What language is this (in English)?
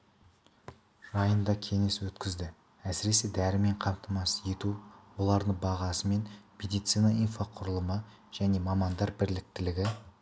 Kazakh